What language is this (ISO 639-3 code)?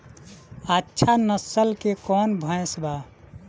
bho